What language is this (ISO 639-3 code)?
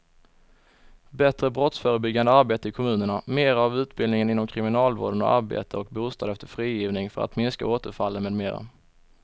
swe